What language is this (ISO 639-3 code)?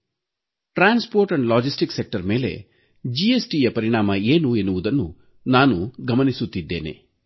kan